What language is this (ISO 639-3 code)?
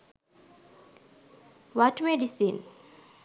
sin